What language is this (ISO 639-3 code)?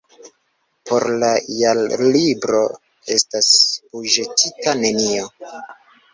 epo